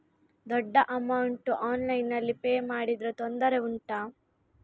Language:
Kannada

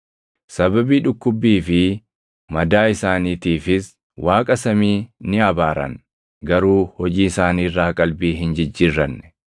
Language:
Oromo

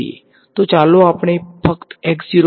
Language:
Gujarati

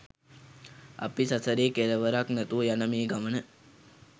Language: Sinhala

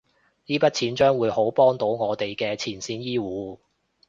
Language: Cantonese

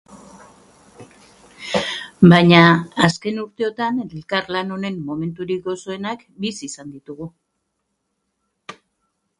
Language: Basque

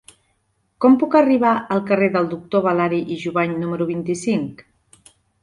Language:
Catalan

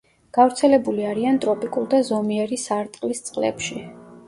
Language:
Georgian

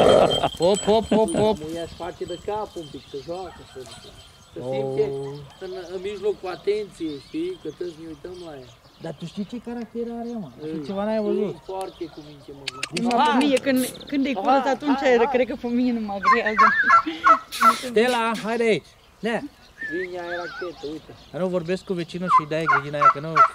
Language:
Romanian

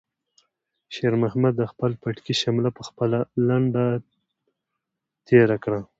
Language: Pashto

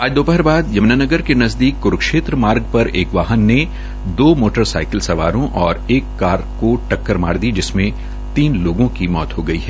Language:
Hindi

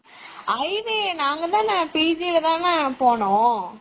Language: Tamil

